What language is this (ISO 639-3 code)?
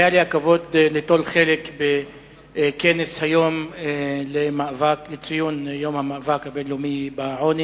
heb